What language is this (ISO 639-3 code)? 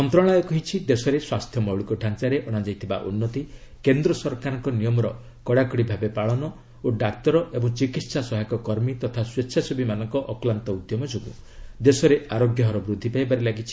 ori